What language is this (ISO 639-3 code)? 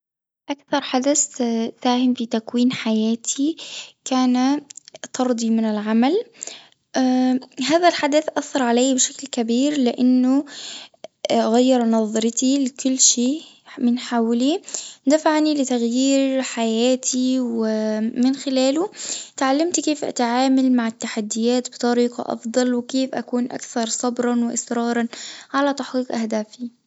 aeb